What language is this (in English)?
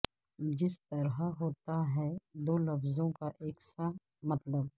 Urdu